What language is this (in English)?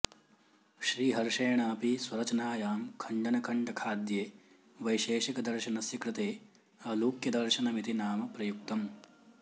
Sanskrit